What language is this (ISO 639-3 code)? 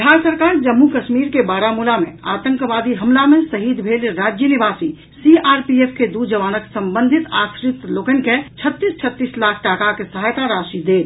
mai